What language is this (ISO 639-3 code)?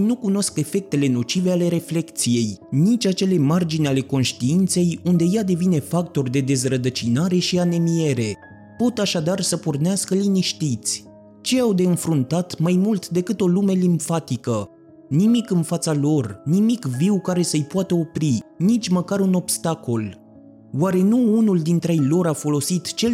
ron